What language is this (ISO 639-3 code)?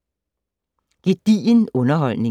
dan